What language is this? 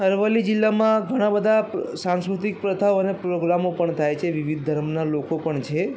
Gujarati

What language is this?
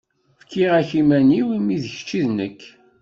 Kabyle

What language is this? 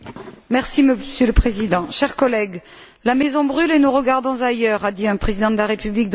French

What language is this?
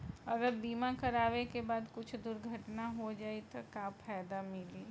Bhojpuri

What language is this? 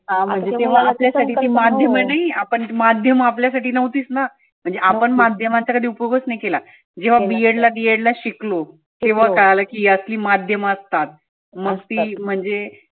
Marathi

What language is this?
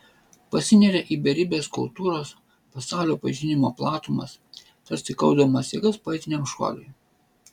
Lithuanian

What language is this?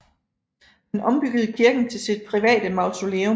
Danish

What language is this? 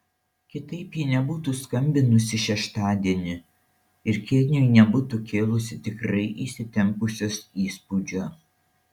Lithuanian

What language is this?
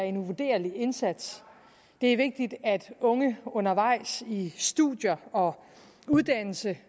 Danish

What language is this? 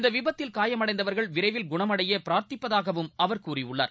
Tamil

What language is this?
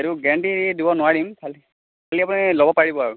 Assamese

